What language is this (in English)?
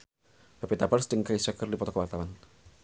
Sundanese